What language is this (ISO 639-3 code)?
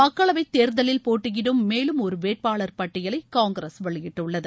tam